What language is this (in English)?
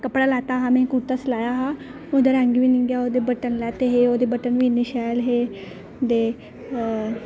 Dogri